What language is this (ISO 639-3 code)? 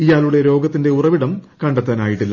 mal